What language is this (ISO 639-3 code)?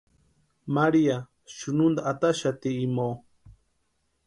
pua